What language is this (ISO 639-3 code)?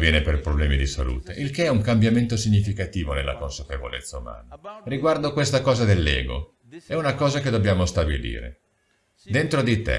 ita